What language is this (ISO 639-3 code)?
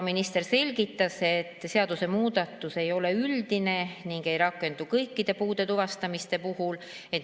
est